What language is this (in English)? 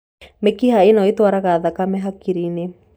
Kikuyu